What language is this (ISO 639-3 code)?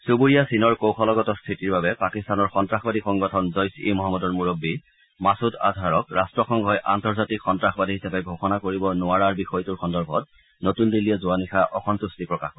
asm